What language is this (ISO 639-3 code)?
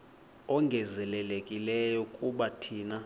xho